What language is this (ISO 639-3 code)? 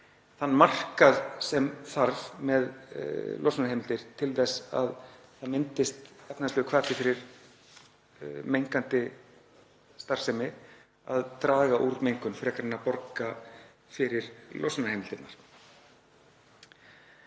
isl